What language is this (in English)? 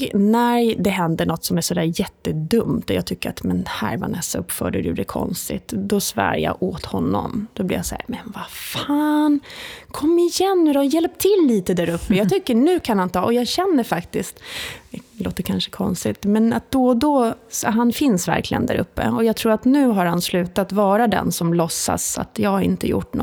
Swedish